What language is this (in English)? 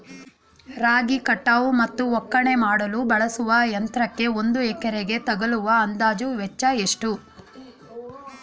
Kannada